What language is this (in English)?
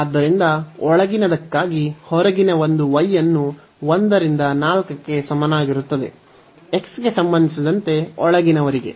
Kannada